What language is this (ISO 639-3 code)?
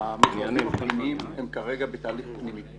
heb